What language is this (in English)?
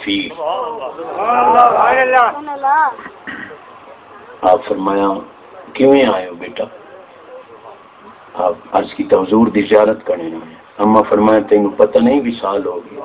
Hindi